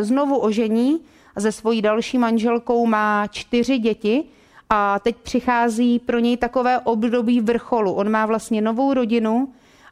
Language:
Czech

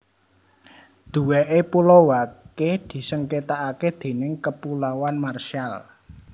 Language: Javanese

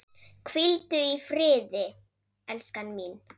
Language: Icelandic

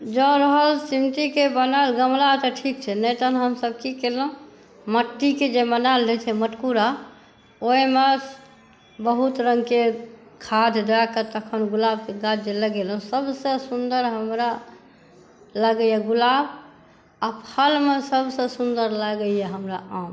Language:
Maithili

